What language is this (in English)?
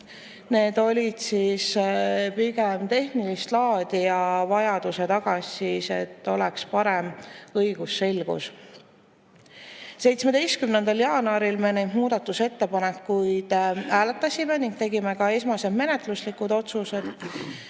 Estonian